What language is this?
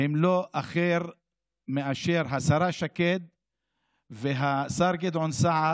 Hebrew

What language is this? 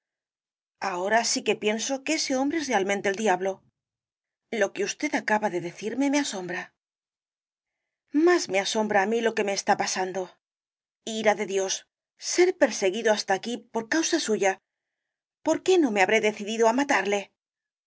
Spanish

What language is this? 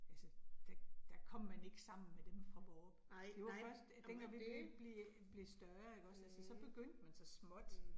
Danish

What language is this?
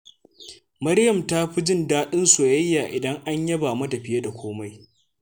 Hausa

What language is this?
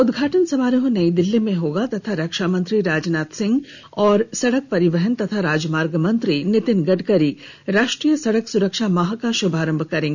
Hindi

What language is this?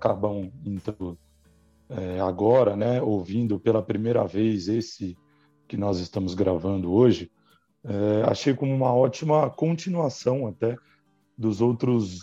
Portuguese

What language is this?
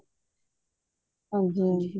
Punjabi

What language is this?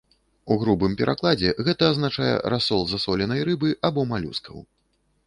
Belarusian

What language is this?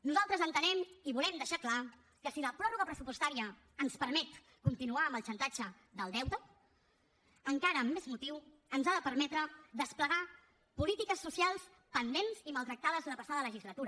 Catalan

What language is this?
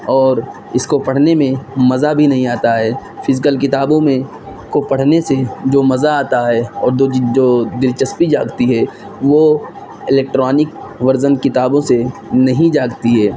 Urdu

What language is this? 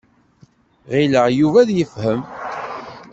Kabyle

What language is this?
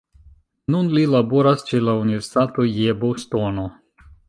Esperanto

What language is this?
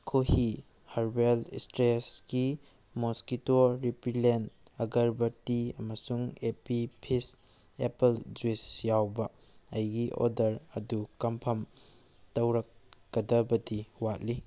Manipuri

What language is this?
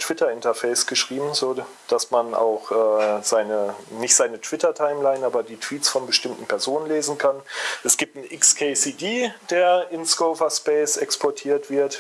German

